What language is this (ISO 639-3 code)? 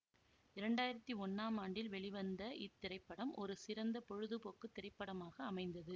tam